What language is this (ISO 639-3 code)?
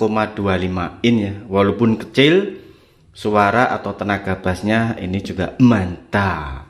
ind